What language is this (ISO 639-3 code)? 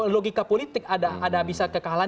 ind